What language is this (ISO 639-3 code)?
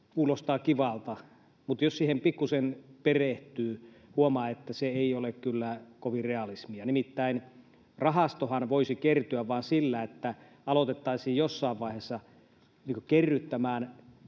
fin